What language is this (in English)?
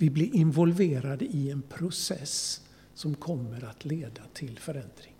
Swedish